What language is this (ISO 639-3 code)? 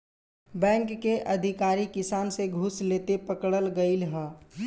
bho